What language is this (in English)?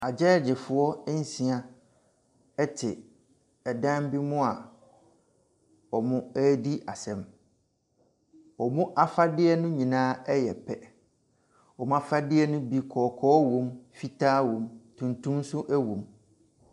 Akan